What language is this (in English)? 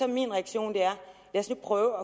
Danish